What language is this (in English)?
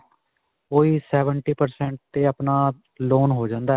Punjabi